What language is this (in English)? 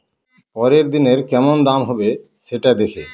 Bangla